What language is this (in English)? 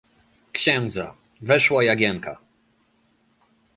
Polish